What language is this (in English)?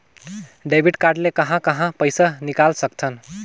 Chhattisgarhi